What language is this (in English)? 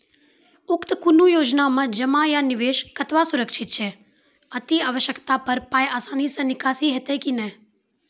Maithili